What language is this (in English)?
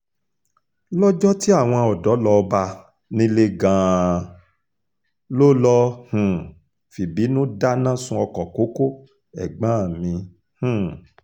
Yoruba